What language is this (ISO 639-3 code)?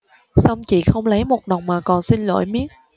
vie